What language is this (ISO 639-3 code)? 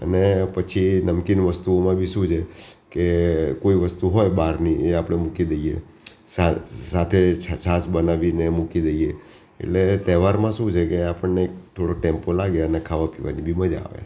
guj